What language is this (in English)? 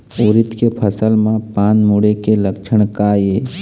Chhattisgarhi